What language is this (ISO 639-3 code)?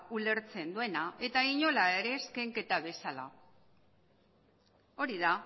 eus